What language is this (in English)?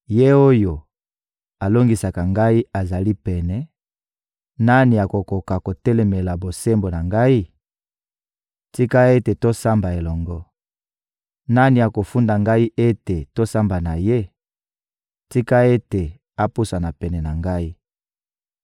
Lingala